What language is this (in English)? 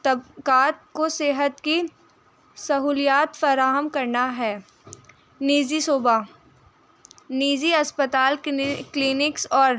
Urdu